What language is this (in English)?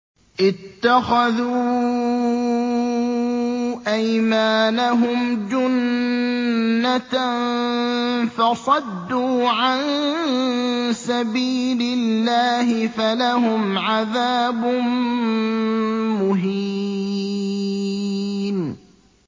Arabic